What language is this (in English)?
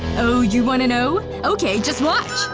English